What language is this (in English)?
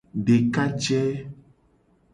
Gen